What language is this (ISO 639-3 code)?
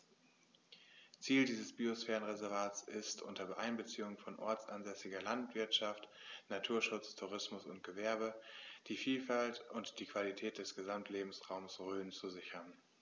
deu